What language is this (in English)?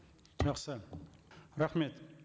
Kazakh